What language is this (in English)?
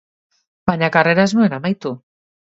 Basque